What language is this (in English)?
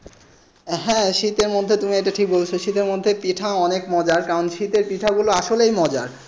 Bangla